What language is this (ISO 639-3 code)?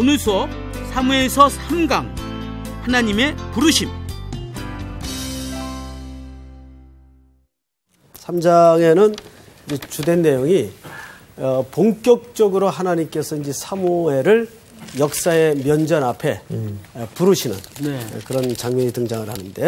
kor